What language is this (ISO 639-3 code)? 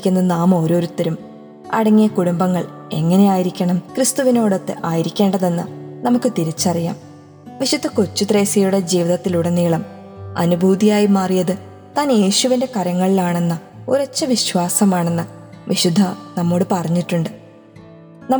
mal